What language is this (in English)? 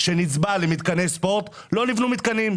Hebrew